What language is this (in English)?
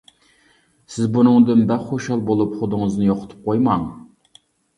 Uyghur